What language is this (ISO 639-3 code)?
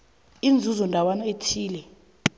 nbl